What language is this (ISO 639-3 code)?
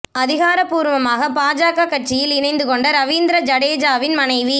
tam